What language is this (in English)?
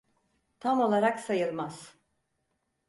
Turkish